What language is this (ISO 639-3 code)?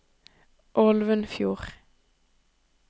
nor